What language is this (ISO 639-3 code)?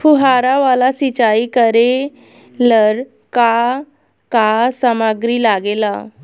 bho